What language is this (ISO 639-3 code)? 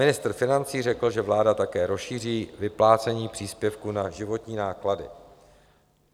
ces